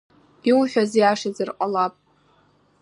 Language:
Abkhazian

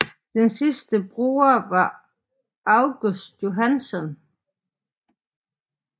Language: Danish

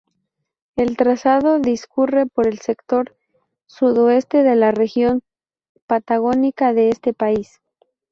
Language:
Spanish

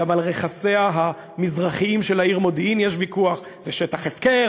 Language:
Hebrew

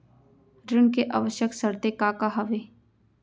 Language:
Chhattisgarhi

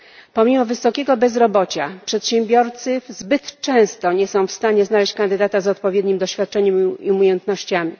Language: Polish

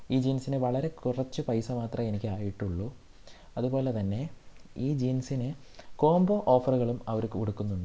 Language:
Malayalam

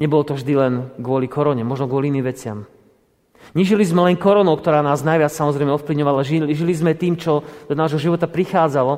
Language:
Slovak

